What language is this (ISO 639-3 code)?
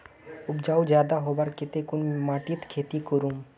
mag